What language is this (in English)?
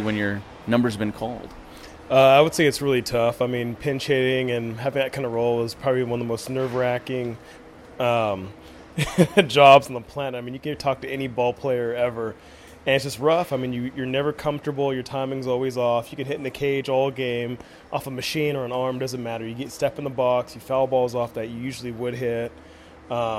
English